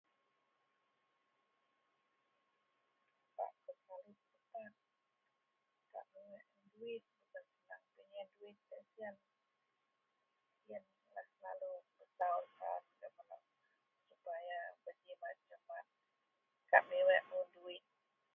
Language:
Central Melanau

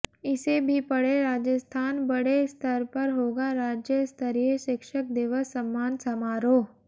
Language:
Hindi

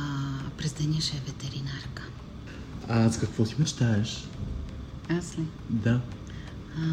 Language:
Bulgarian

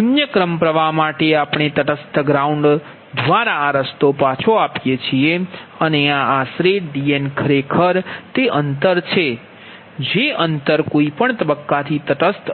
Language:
Gujarati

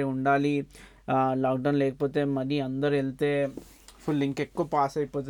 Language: Telugu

